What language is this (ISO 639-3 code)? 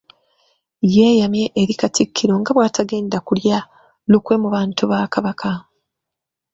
lug